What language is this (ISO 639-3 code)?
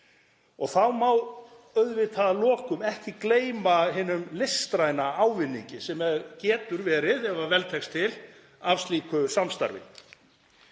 isl